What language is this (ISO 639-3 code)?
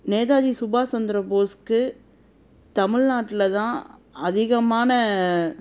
tam